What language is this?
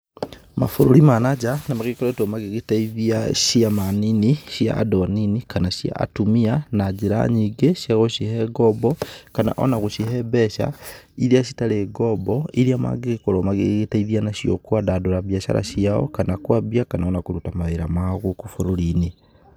Kikuyu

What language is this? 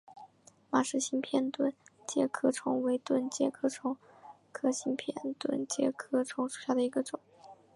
Chinese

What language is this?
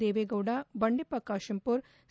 Kannada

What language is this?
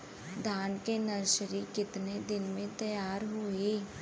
Bhojpuri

